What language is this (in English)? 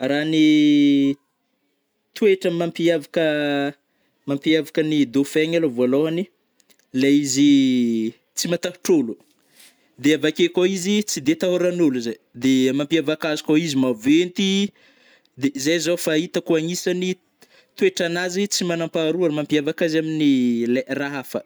Northern Betsimisaraka Malagasy